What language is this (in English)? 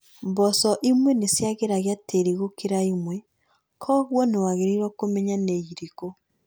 Kikuyu